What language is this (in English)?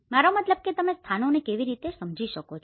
Gujarati